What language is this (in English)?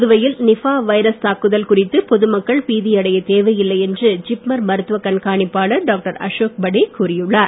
Tamil